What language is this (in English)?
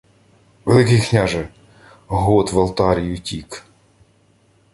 Ukrainian